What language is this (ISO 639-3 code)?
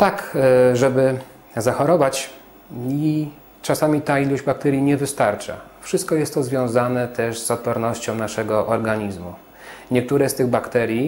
pol